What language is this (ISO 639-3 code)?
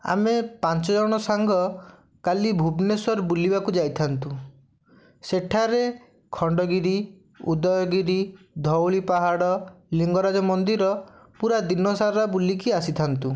ori